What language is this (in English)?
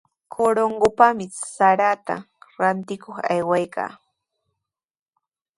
Sihuas Ancash Quechua